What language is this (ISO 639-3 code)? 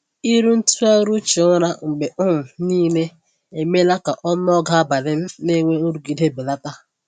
ibo